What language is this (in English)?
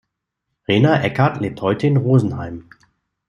German